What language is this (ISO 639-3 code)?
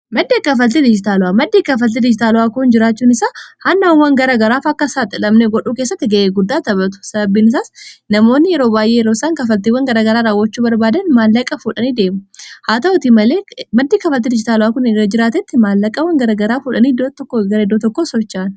orm